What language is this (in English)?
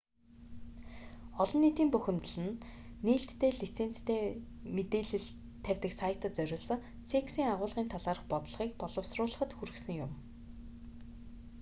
Mongolian